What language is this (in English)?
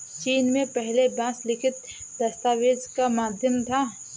Hindi